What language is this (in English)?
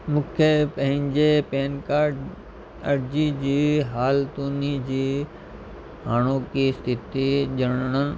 Sindhi